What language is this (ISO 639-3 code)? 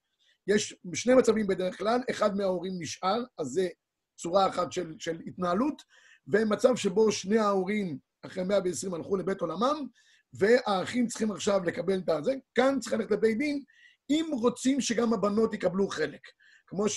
heb